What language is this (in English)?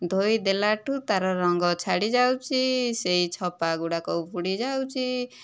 Odia